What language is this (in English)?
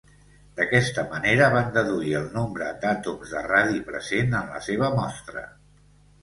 Catalan